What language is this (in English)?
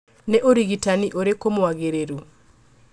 Kikuyu